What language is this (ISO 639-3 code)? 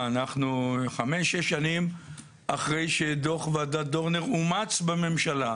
heb